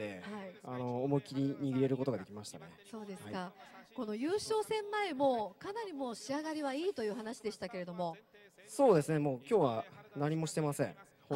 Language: Japanese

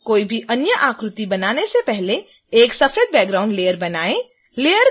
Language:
Hindi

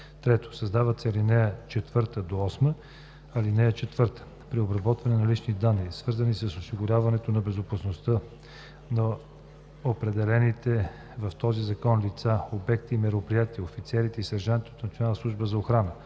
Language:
Bulgarian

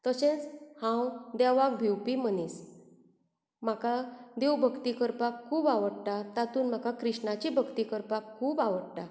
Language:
Konkani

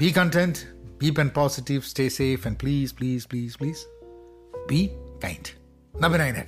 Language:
Malayalam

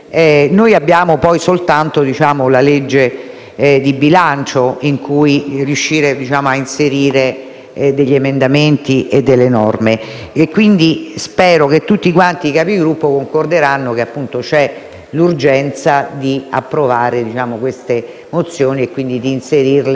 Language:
Italian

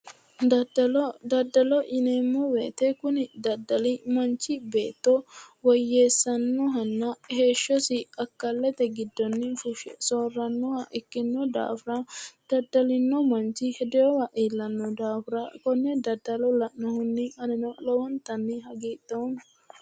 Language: Sidamo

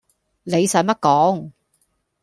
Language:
Cantonese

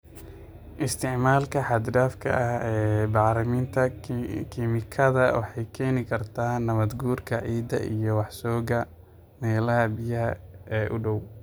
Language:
Somali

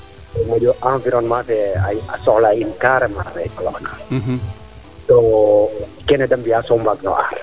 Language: Serer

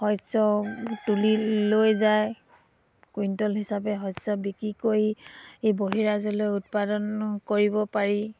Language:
Assamese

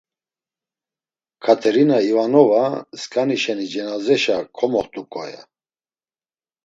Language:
Laz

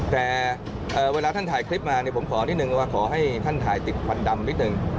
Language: Thai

